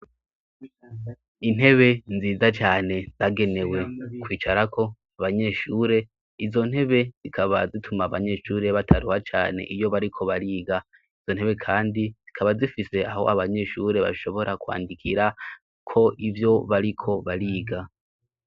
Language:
Rundi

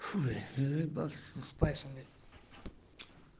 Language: Russian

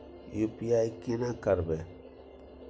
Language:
Maithili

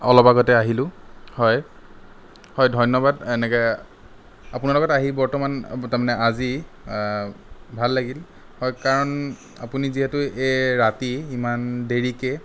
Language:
Assamese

